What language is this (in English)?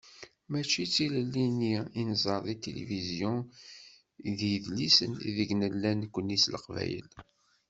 Kabyle